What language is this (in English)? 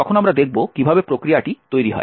Bangla